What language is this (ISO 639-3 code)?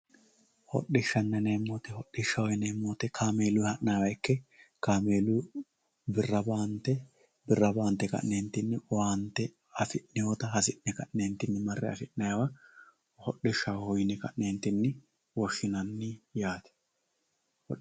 sid